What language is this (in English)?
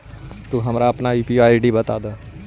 Magahi